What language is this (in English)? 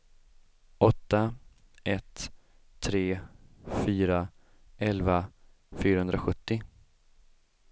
Swedish